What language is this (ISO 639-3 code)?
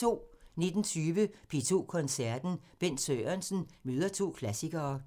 dan